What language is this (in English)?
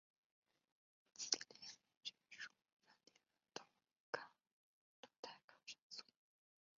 Chinese